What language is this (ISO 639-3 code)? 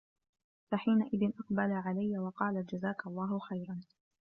ara